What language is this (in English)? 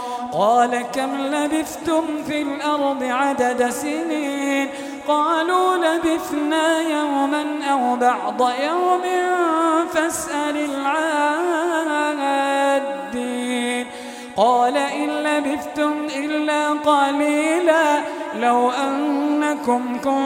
Arabic